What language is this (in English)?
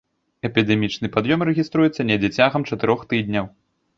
Belarusian